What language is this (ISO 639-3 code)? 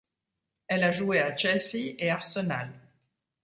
fra